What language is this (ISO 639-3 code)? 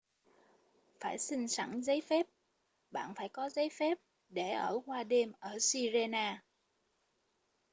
vie